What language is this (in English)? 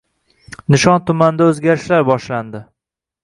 Uzbek